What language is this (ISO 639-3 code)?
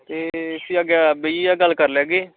doi